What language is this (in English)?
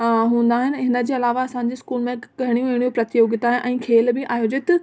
Sindhi